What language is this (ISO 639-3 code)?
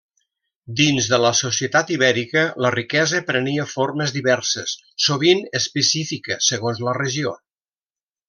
cat